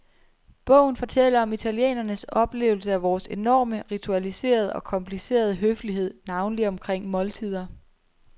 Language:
Danish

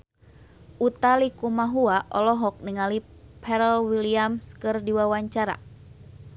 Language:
Sundanese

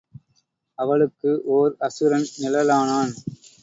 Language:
Tamil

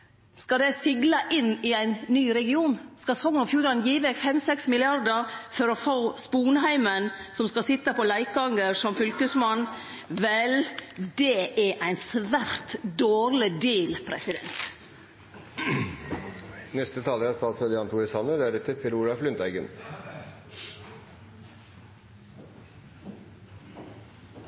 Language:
Norwegian Nynorsk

